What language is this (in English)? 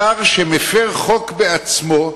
Hebrew